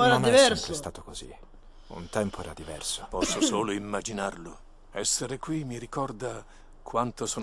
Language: Italian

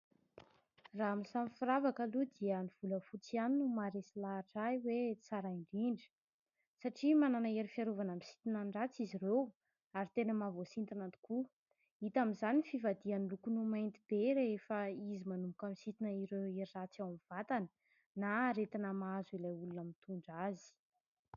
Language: Malagasy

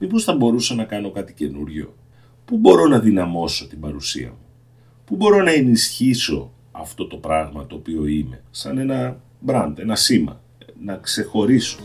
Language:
Greek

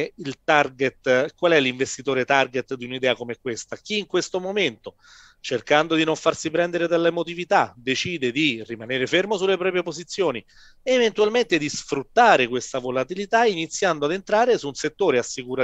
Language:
Italian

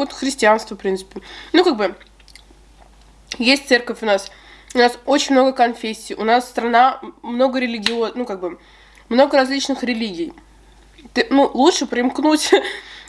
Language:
Russian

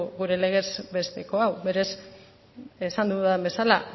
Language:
Basque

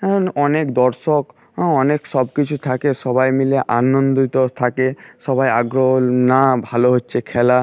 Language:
Bangla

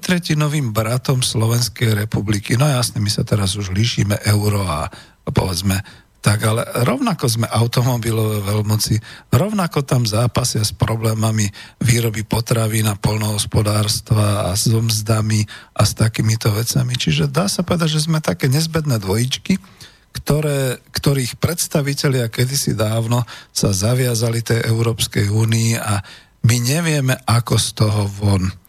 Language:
Slovak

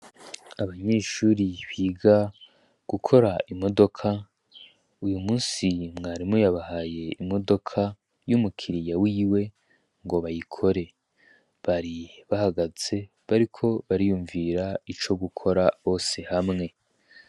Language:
Rundi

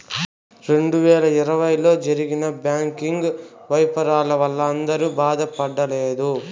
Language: Telugu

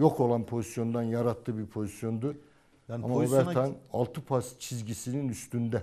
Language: Turkish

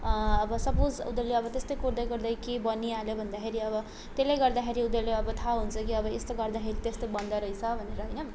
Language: Nepali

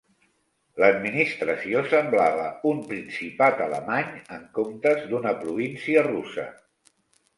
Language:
Catalan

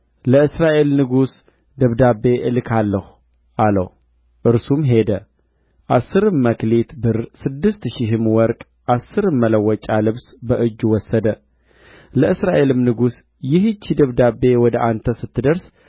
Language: Amharic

